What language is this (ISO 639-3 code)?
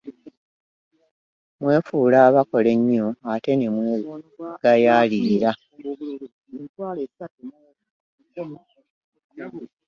lug